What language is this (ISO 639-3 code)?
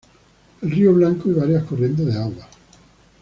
spa